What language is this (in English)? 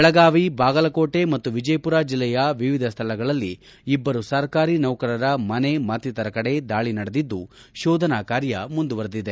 Kannada